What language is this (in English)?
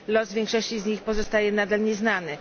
Polish